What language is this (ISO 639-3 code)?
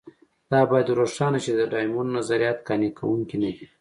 pus